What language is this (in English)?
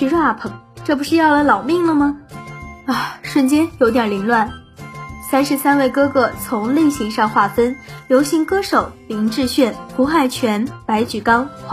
Chinese